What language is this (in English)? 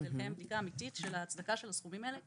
Hebrew